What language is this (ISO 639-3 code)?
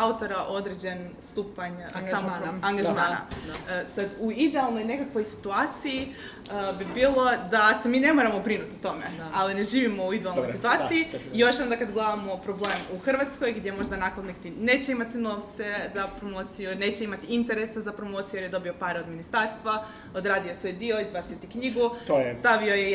hrv